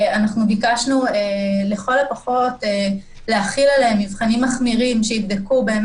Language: Hebrew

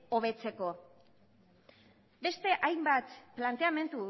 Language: Basque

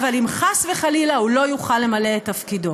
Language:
Hebrew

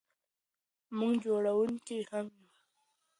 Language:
Pashto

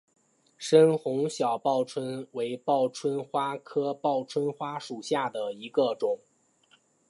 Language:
Chinese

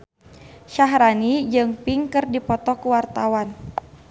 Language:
Sundanese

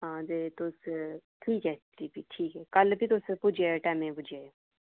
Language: Dogri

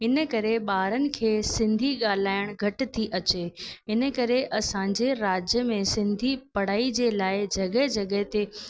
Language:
Sindhi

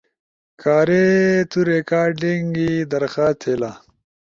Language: Ushojo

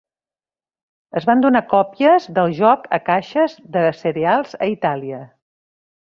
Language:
Catalan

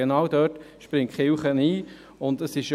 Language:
Swiss German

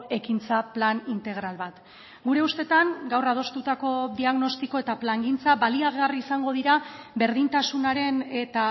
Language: Basque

